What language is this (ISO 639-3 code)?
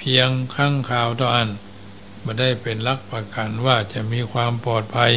tha